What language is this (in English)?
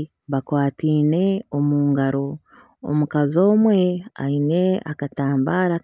Nyankole